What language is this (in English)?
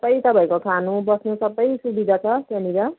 Nepali